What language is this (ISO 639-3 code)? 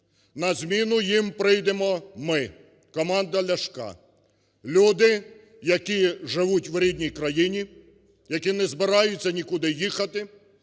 ukr